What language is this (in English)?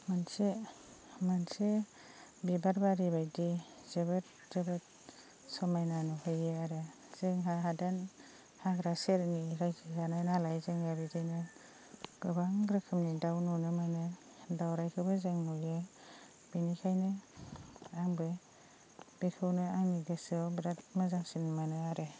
Bodo